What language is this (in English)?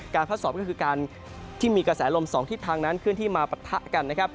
Thai